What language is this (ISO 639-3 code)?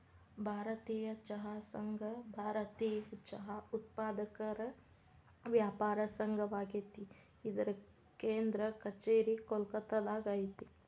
kan